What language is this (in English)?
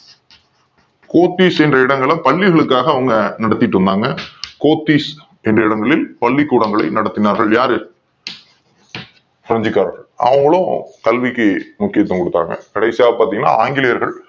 Tamil